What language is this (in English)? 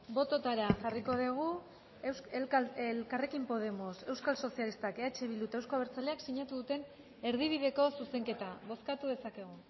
Basque